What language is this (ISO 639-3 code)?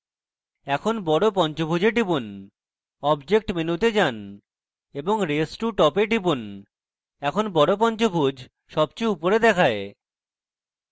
ben